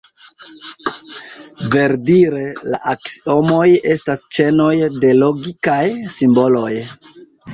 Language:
Esperanto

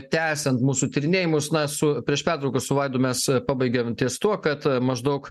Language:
Lithuanian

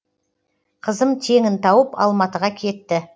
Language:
Kazakh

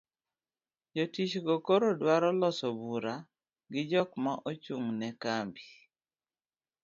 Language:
Luo (Kenya and Tanzania)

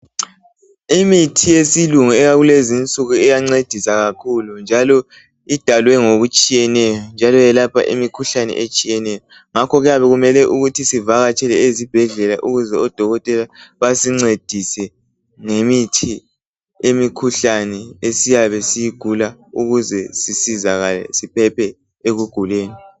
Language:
North Ndebele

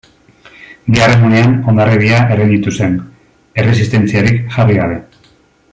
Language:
Basque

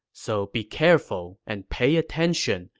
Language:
English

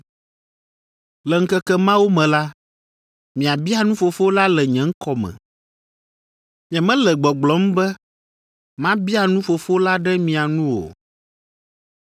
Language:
Ewe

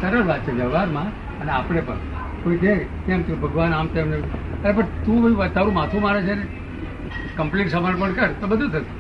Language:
Gujarati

